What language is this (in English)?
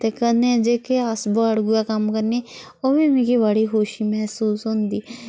Dogri